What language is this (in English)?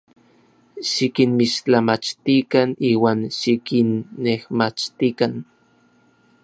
Orizaba Nahuatl